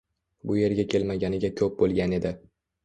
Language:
Uzbek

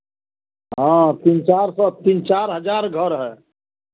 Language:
Hindi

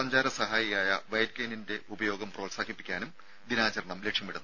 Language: Malayalam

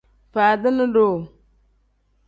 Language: Tem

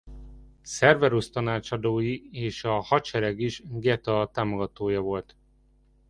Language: Hungarian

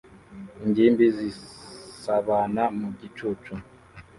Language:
Kinyarwanda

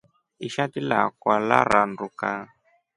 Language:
Rombo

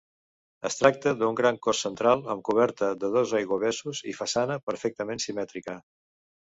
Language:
Catalan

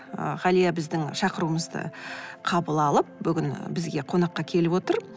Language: Kazakh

